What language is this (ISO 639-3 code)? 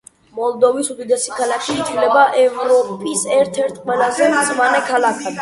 kat